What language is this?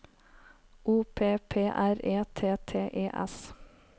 Norwegian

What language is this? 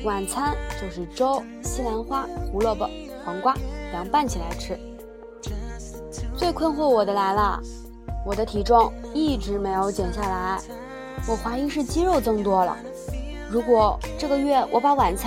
Chinese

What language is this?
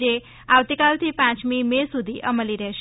Gujarati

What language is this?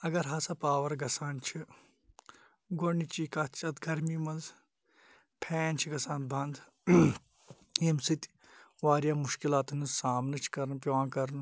Kashmiri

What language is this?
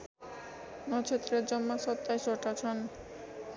Nepali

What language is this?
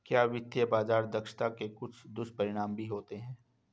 Hindi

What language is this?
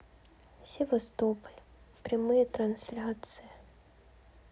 Russian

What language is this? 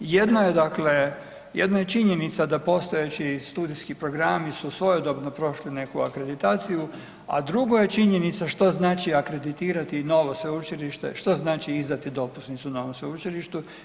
Croatian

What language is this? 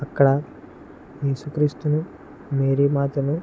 Telugu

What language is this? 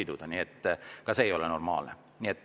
Estonian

